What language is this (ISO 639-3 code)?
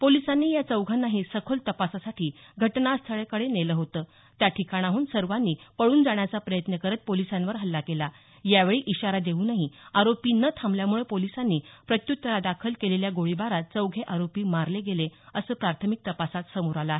mar